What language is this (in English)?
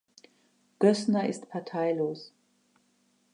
German